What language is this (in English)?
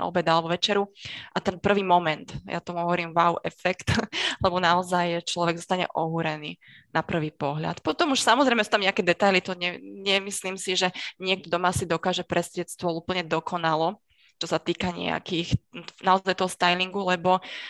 Slovak